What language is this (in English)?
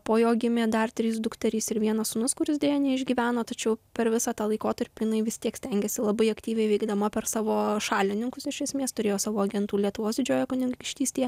Lithuanian